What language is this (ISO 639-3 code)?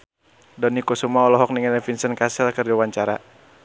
sun